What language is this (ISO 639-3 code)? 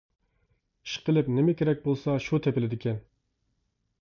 uig